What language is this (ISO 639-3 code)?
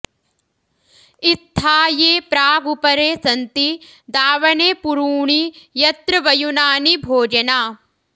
san